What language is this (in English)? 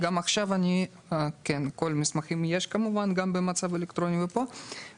Hebrew